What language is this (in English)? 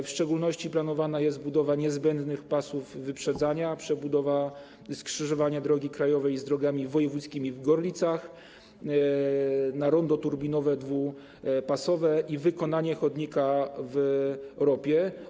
Polish